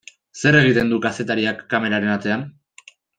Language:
Basque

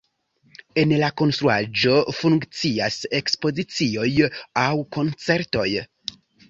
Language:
Esperanto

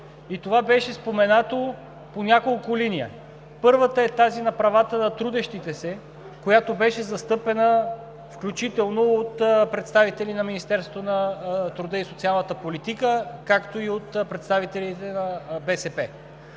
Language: Bulgarian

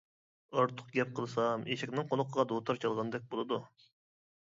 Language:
Uyghur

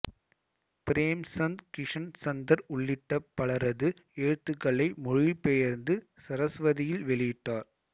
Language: Tamil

